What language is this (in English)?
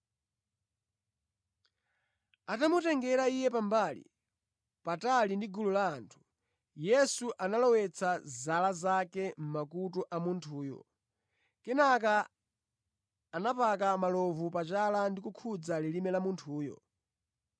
Nyanja